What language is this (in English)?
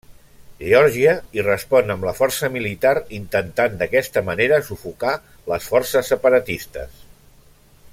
Catalan